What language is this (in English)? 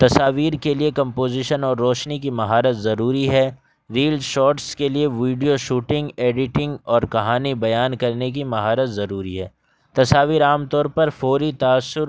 Urdu